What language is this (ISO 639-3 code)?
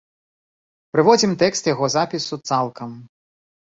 bel